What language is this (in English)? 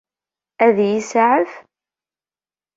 Kabyle